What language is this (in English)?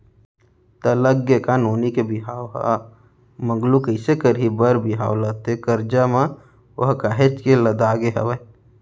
Chhattisgarhi